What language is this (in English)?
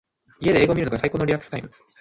Japanese